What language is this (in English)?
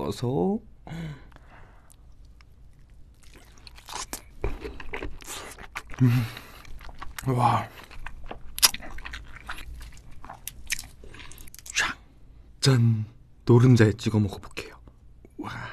Korean